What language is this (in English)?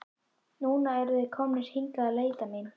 Icelandic